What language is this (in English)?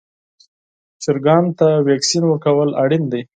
Pashto